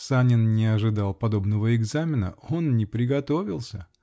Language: Russian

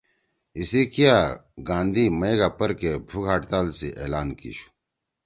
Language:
Torwali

